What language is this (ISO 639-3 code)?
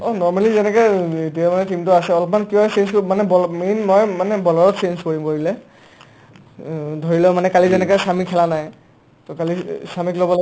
asm